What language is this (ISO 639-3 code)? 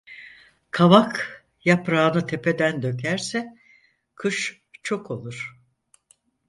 tur